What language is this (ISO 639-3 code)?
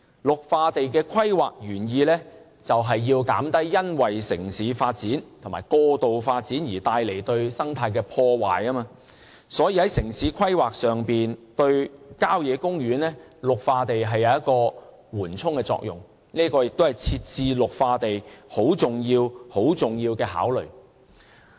yue